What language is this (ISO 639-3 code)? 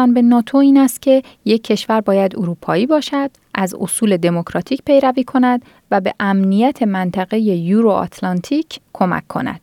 fas